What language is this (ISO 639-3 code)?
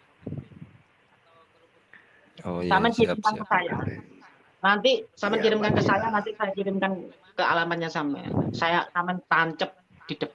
ind